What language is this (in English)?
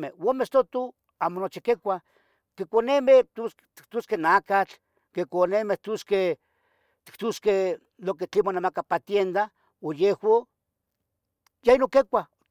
Tetelcingo Nahuatl